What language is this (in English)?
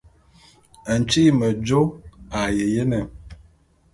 Bulu